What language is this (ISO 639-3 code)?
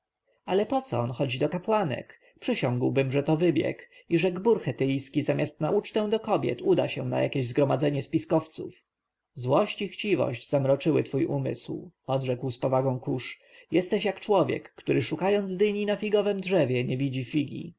pol